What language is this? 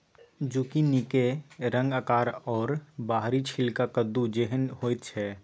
Maithili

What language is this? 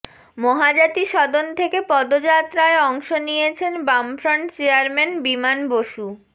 Bangla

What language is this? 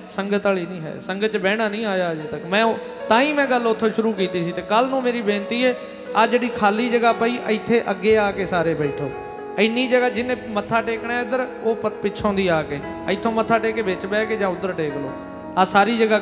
Punjabi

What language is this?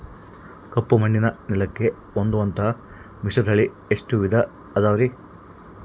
Kannada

